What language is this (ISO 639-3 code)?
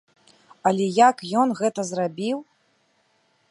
bel